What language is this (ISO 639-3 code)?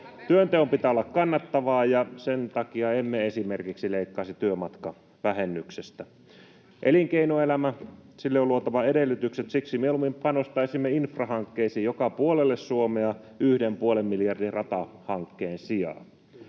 fin